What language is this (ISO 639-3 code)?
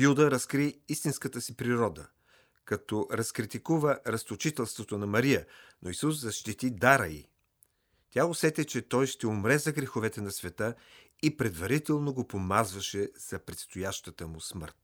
bul